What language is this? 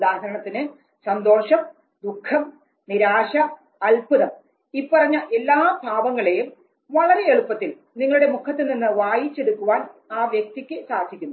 Malayalam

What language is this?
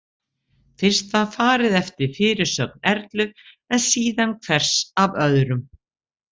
Icelandic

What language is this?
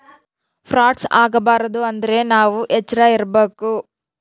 Kannada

